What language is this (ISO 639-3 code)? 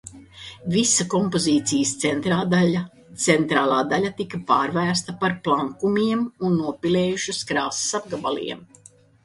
lav